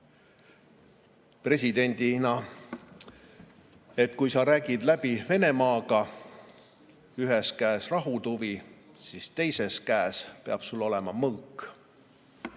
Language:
Estonian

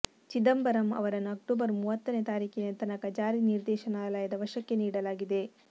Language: Kannada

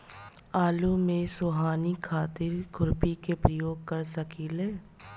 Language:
Bhojpuri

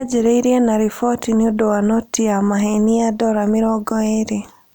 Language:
Kikuyu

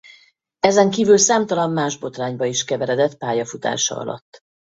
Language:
Hungarian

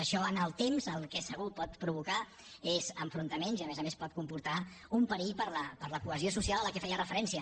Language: Catalan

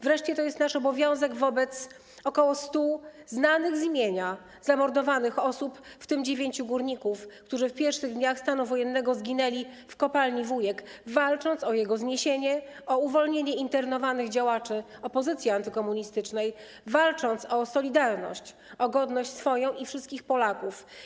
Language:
Polish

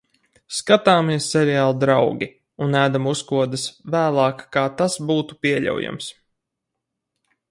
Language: Latvian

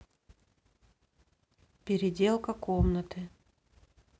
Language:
Russian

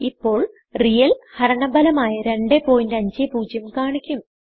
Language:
Malayalam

